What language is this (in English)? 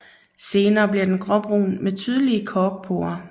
Danish